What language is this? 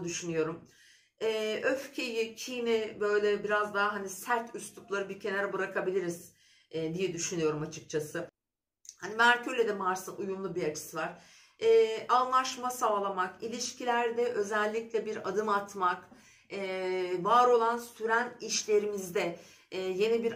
Turkish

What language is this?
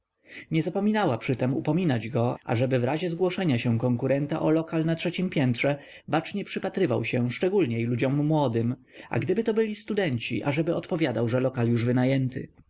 Polish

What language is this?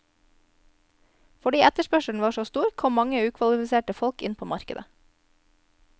Norwegian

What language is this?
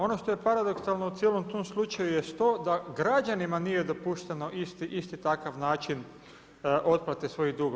Croatian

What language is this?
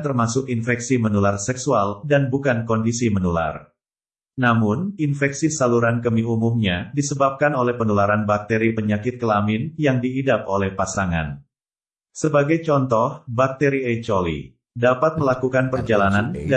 Indonesian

